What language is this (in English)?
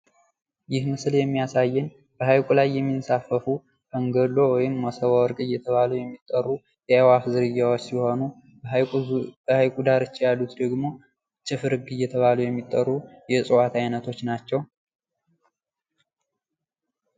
Amharic